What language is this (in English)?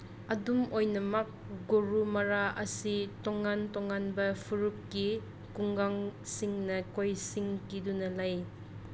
Manipuri